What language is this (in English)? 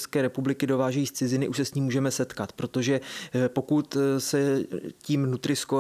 Czech